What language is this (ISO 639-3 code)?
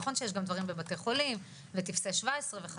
heb